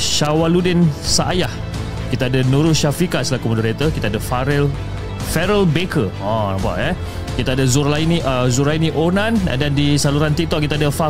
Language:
Malay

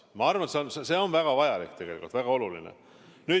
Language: Estonian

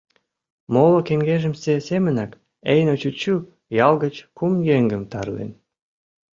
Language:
Mari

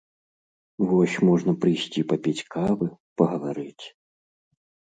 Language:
Belarusian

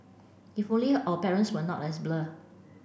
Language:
English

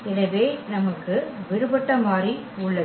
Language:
Tamil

